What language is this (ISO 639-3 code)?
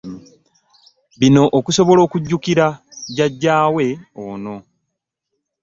lug